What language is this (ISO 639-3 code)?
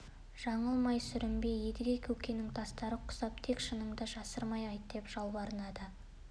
kaz